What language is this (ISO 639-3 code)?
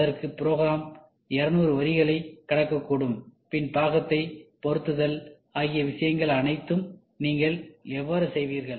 tam